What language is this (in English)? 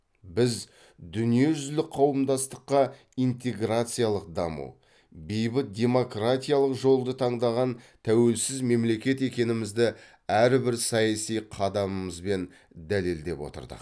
Kazakh